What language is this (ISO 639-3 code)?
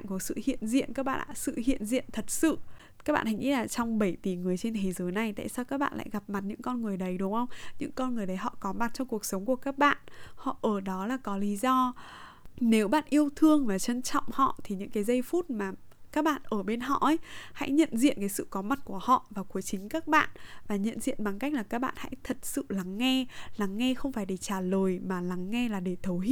vie